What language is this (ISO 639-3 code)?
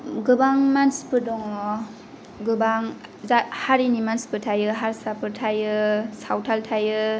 brx